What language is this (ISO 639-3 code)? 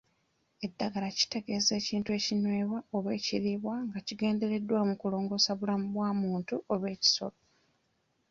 lug